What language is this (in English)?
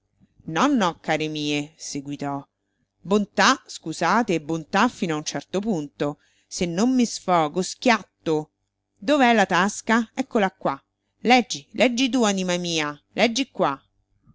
Italian